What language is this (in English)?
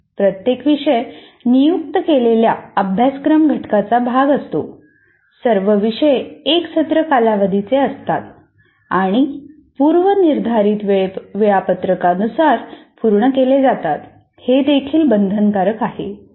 Marathi